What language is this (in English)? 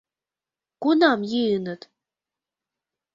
Mari